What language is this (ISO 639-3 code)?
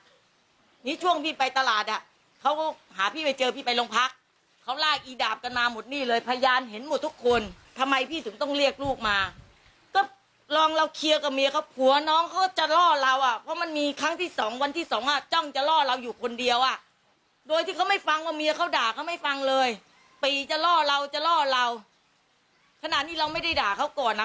tha